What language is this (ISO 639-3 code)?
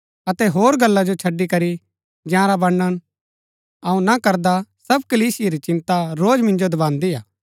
gbk